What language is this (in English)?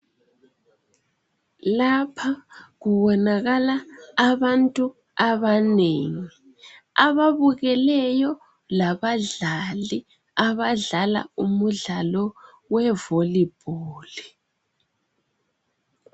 North Ndebele